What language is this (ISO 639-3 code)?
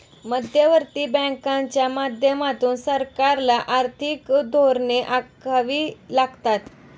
mar